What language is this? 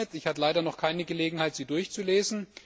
German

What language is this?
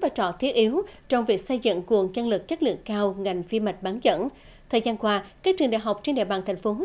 Vietnamese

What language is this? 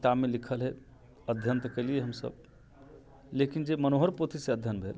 Maithili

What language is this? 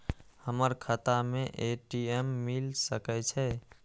Maithili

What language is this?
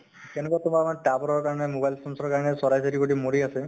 Assamese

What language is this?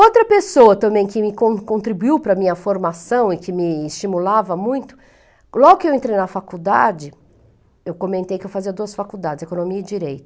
Portuguese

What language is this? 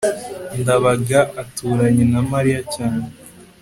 Kinyarwanda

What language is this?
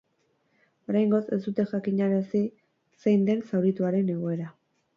Basque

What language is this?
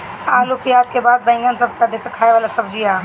Bhojpuri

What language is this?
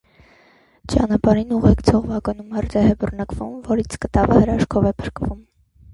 Armenian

